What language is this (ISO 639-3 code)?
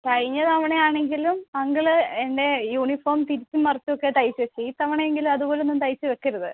mal